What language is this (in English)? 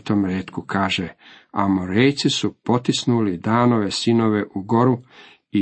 Croatian